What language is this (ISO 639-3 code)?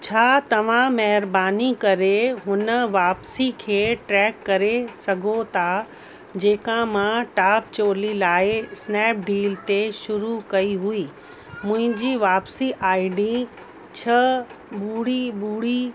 snd